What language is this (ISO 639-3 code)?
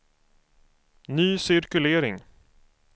swe